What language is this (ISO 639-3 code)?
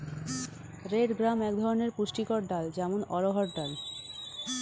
ben